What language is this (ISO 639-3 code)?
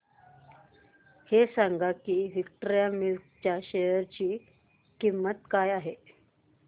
mar